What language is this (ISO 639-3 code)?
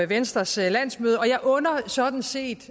dan